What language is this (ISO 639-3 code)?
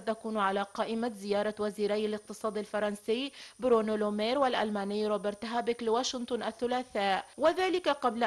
ara